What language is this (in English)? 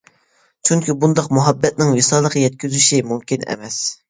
Uyghur